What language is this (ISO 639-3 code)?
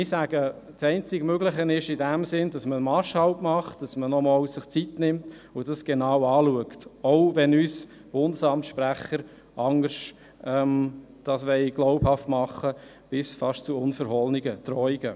gsw